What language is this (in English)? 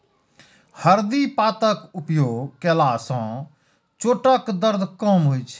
Maithili